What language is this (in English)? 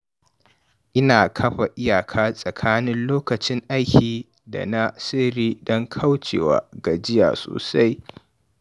Hausa